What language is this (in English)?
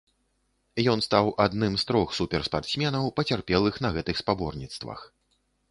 Belarusian